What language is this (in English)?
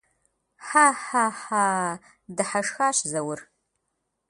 Kabardian